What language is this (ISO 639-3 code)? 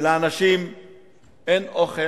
heb